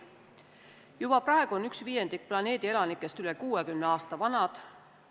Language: Estonian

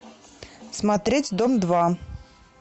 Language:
Russian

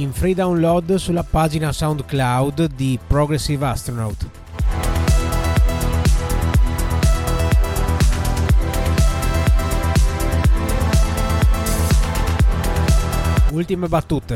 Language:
Italian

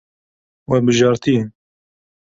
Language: Kurdish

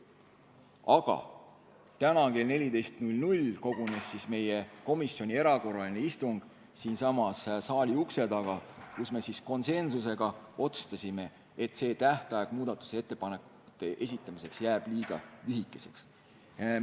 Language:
Estonian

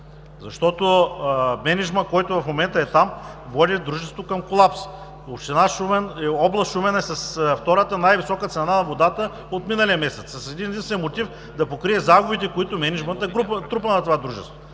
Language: Bulgarian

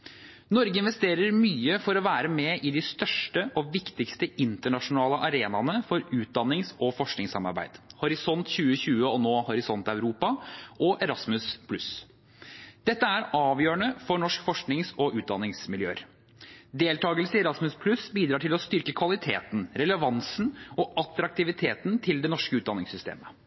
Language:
Norwegian Bokmål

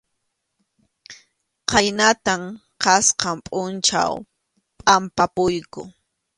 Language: Arequipa-La Unión Quechua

